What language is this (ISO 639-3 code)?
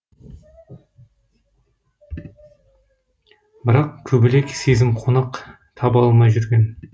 kaz